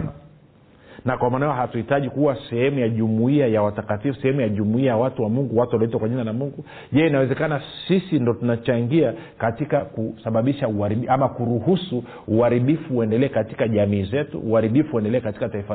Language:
Swahili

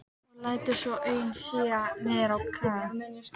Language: Icelandic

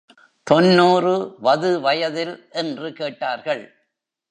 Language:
Tamil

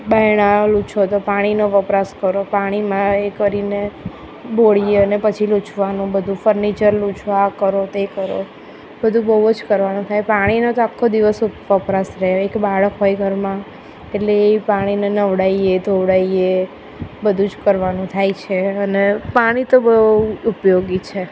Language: Gujarati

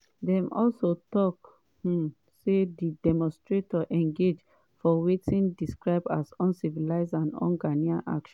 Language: Nigerian Pidgin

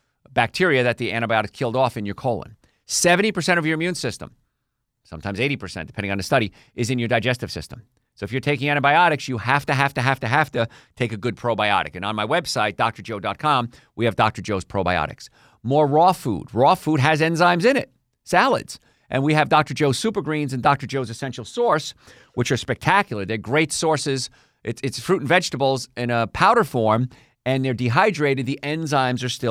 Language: English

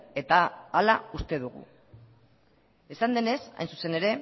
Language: Basque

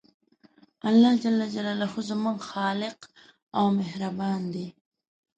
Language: Pashto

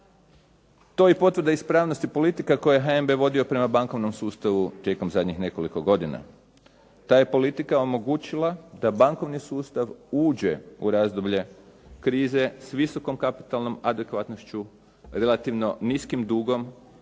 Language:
Croatian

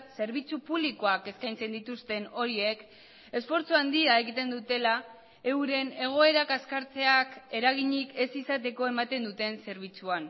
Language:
Basque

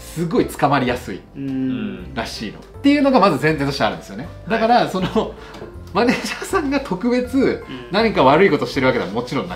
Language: Japanese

